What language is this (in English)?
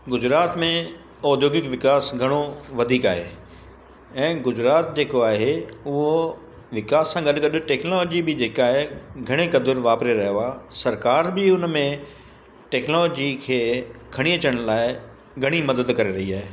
Sindhi